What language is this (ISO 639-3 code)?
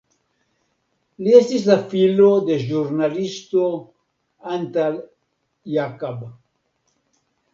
epo